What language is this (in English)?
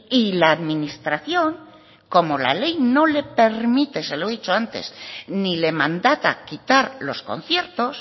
Spanish